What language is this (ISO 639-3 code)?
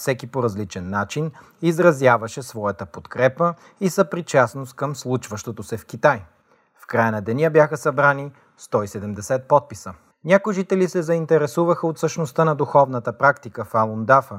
bul